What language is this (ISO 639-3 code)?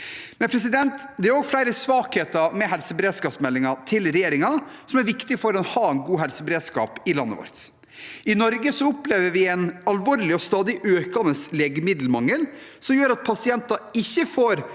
nor